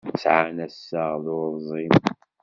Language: Kabyle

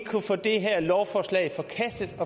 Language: Danish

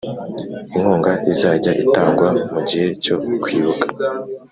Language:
Kinyarwanda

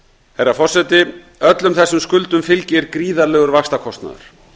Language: Icelandic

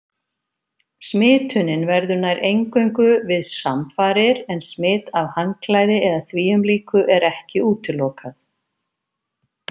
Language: Icelandic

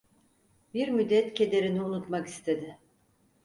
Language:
Turkish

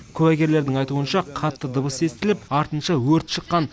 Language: Kazakh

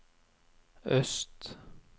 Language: Norwegian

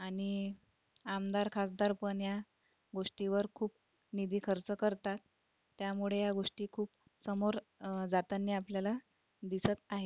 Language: Marathi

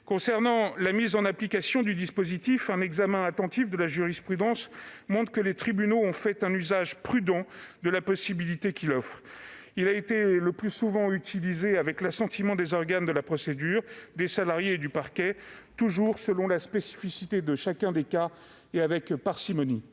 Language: French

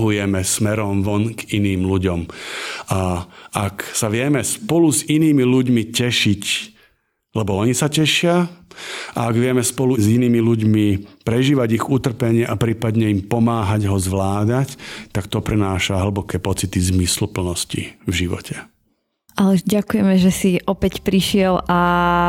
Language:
Slovak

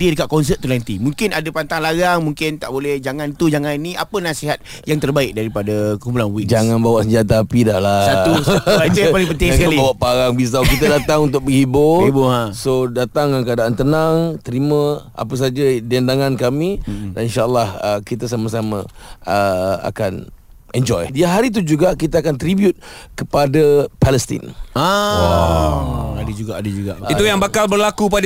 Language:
Malay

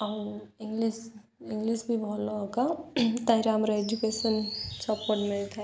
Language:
Odia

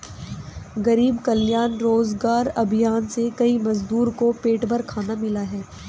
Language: Hindi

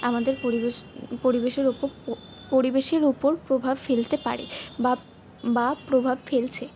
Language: Bangla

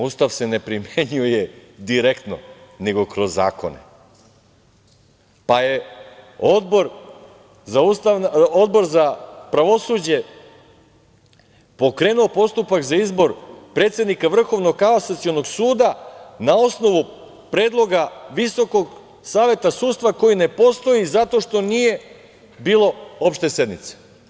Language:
Serbian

